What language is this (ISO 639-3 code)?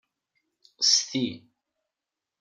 kab